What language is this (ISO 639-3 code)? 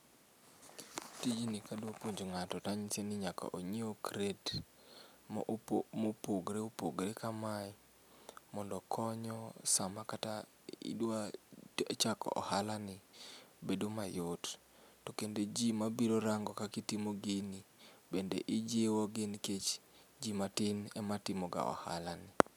luo